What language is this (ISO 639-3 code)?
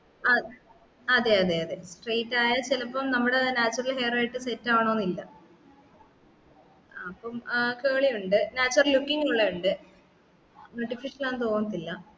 mal